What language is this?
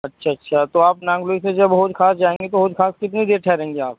Urdu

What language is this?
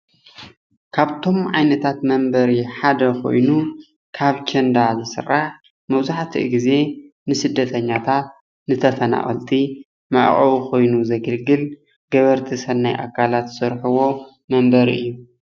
Tigrinya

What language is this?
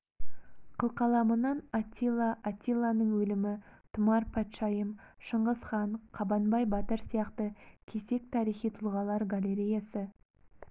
Kazakh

